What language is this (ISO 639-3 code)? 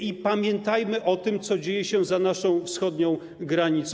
pol